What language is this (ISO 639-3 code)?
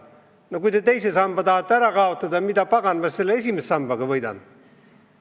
est